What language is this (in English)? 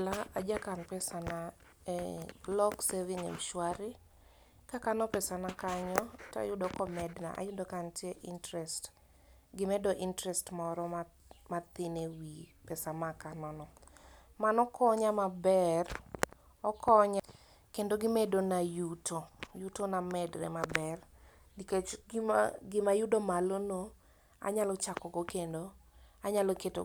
Luo (Kenya and Tanzania)